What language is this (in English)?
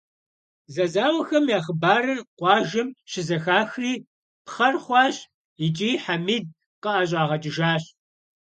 Kabardian